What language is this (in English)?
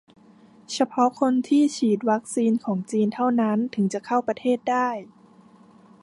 Thai